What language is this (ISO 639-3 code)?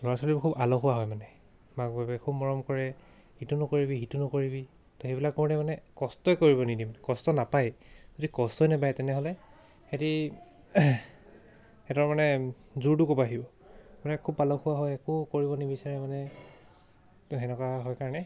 asm